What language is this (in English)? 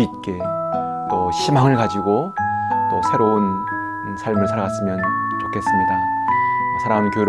Korean